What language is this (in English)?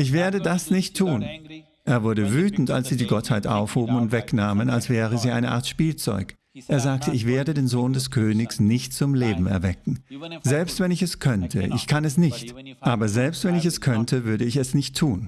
German